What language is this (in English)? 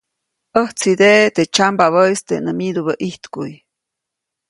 Copainalá Zoque